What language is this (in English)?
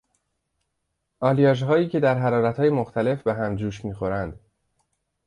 Persian